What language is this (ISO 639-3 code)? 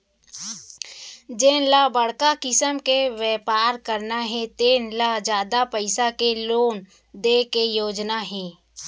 hne